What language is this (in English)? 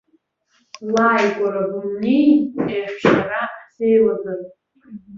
Abkhazian